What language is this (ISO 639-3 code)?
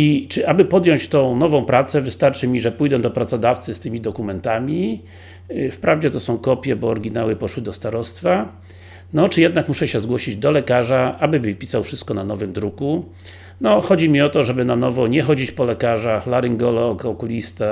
pol